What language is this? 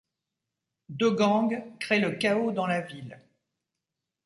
French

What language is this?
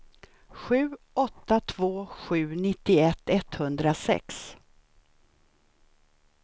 Swedish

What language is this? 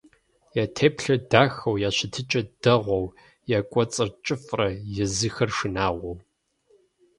Kabardian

